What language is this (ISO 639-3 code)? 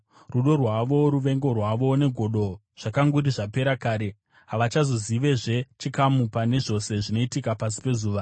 sna